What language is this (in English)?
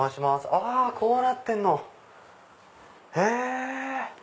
Japanese